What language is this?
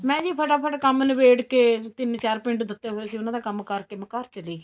Punjabi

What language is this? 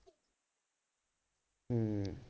Punjabi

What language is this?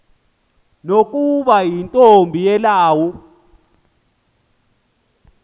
Xhosa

